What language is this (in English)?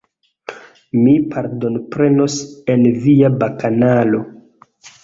Esperanto